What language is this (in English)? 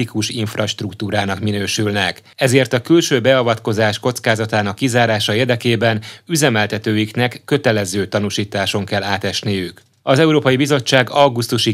Hungarian